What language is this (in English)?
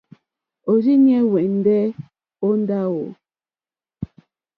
Mokpwe